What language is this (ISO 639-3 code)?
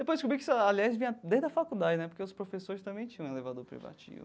por